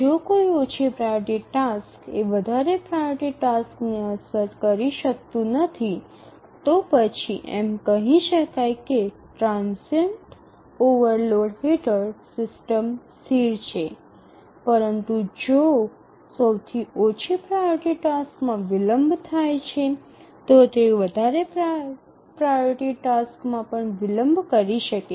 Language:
Gujarati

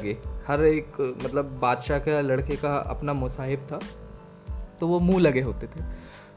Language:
Hindi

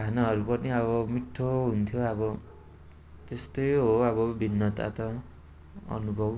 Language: Nepali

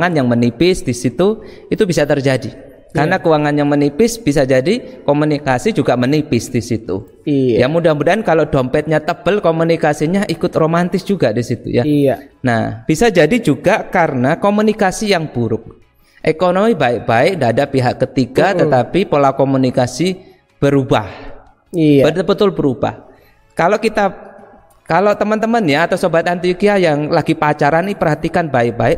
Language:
Indonesian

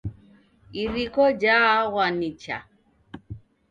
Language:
Taita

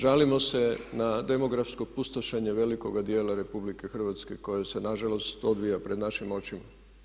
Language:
Croatian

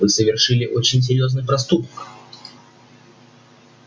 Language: Russian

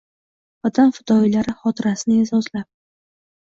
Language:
Uzbek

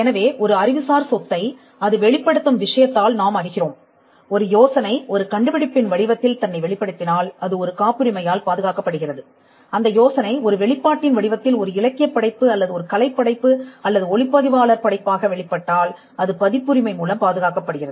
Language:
Tamil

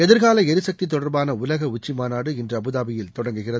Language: Tamil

